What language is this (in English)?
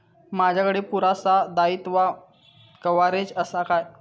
Marathi